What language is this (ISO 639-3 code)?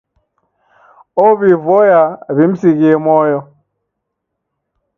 dav